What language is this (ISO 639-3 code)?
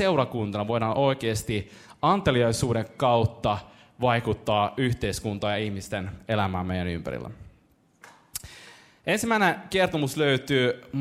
fin